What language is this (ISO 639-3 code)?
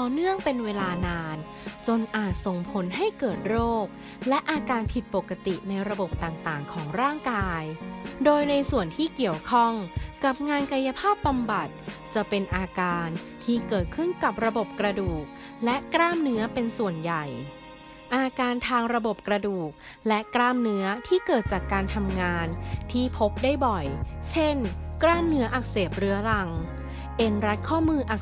tha